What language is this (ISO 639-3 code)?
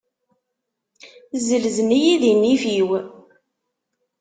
kab